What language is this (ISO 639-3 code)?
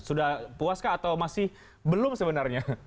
ind